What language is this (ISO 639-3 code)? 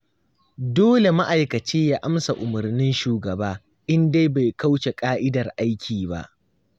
hau